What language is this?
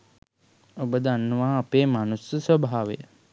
Sinhala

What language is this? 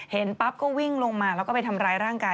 Thai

